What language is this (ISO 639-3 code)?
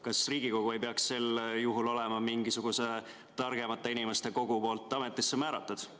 est